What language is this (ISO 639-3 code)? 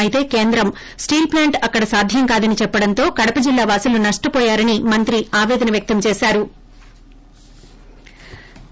tel